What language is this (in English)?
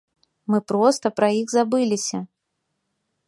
Belarusian